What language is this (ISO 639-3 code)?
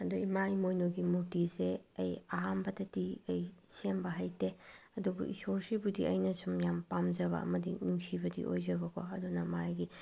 mni